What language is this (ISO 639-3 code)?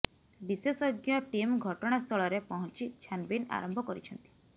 ori